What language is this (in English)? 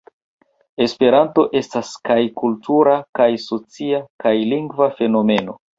Esperanto